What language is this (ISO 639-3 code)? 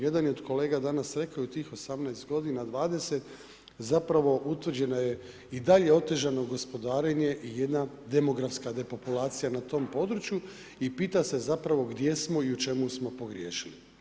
hrv